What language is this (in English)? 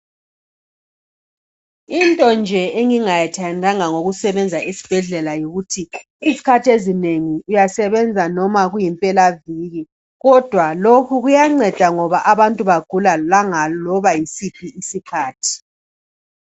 North Ndebele